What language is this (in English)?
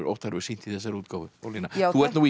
Icelandic